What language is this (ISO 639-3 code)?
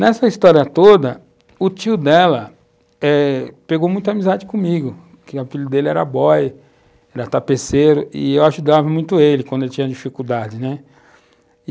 por